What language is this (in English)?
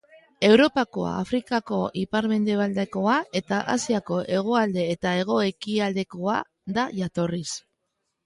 Basque